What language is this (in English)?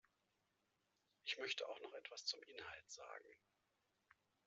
German